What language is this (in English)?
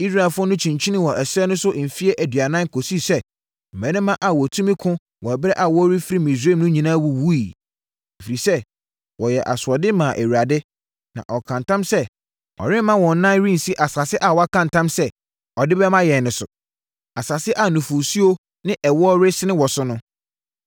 Akan